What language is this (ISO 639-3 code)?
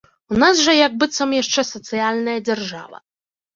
bel